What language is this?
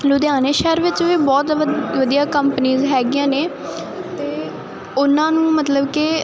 Punjabi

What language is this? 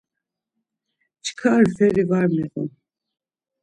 Laz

